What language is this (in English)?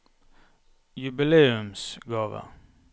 Norwegian